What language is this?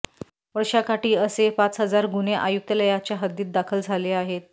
Marathi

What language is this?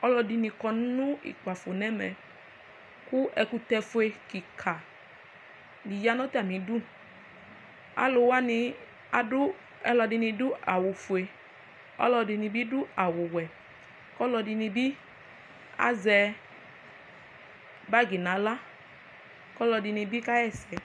Ikposo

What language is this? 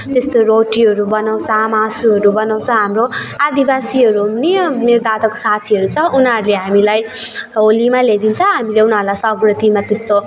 Nepali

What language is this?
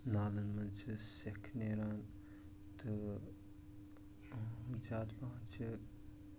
Kashmiri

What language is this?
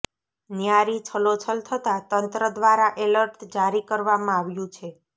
Gujarati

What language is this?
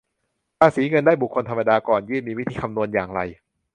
Thai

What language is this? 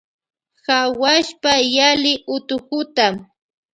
Loja Highland Quichua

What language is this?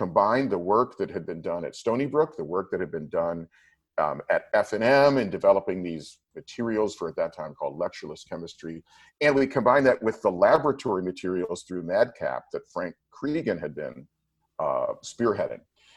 English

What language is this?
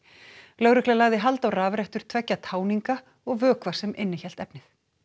Icelandic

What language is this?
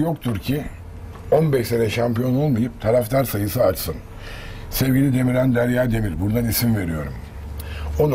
Turkish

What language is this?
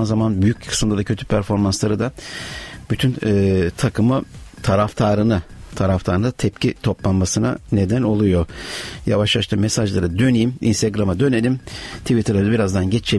Turkish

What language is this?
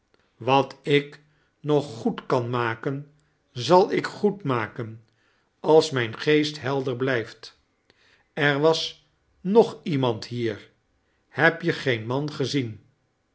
Dutch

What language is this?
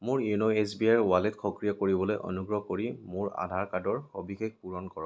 Assamese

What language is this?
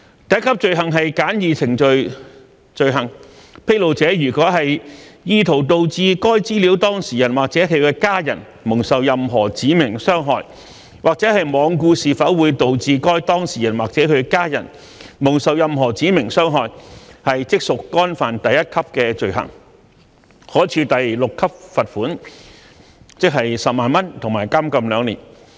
Cantonese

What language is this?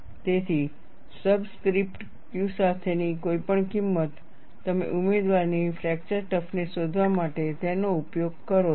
Gujarati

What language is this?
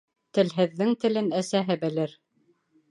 Bashkir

